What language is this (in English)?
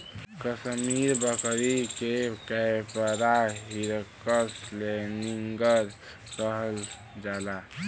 Bhojpuri